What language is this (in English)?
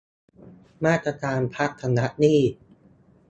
Thai